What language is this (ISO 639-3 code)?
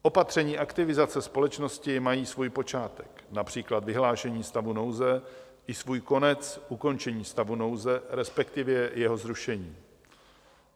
ces